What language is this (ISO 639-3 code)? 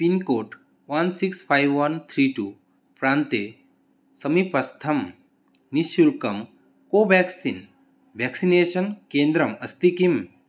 san